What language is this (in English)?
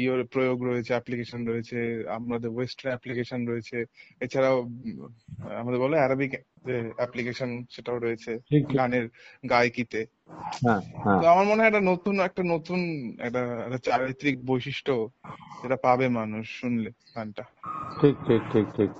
Persian